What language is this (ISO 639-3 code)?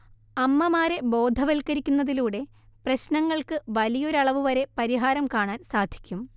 mal